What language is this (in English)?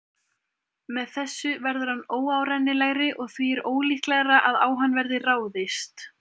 Icelandic